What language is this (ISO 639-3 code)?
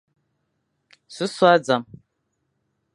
fan